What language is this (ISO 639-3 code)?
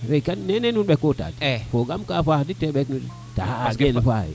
srr